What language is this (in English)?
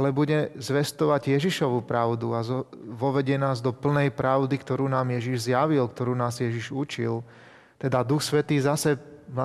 Slovak